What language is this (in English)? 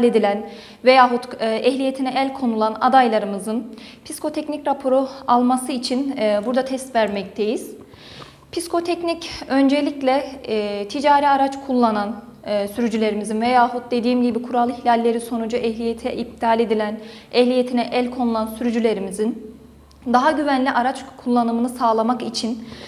Turkish